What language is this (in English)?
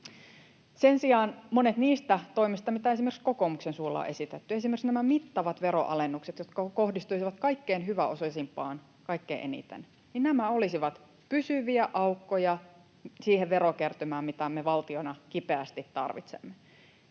Finnish